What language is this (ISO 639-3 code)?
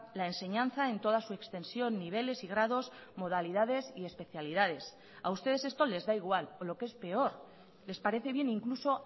spa